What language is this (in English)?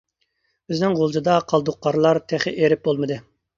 Uyghur